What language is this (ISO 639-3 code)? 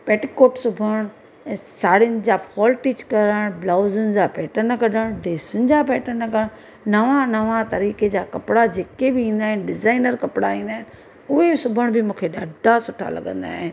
snd